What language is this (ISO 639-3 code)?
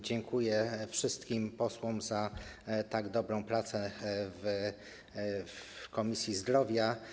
pol